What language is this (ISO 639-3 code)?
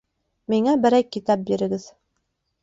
bak